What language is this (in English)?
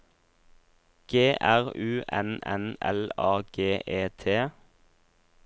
Norwegian